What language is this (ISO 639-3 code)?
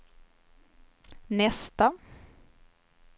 swe